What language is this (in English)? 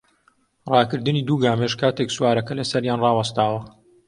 Central Kurdish